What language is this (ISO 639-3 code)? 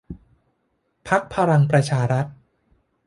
tha